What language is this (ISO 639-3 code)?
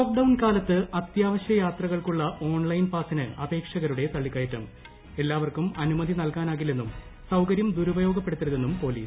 mal